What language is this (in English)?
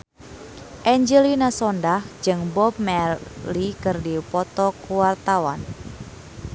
Sundanese